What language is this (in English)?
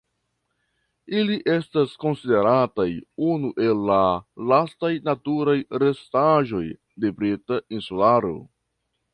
Esperanto